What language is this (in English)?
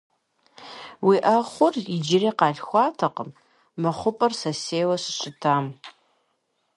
Kabardian